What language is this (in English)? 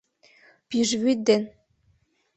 Mari